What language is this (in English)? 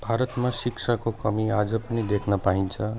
Nepali